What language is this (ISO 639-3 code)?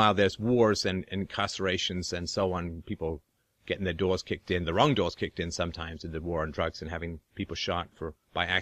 eng